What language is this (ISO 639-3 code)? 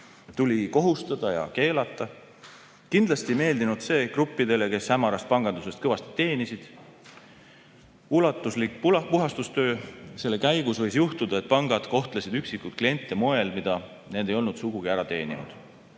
est